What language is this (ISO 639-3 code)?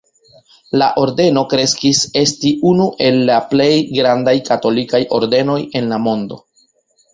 epo